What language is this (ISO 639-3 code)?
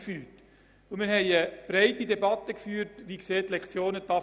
gsw